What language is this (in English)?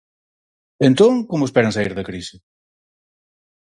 Galician